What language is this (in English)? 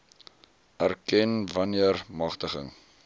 Afrikaans